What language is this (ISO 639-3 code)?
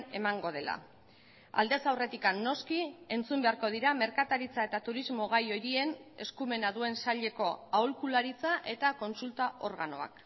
eus